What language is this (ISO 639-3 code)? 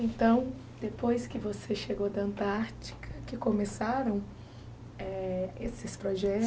por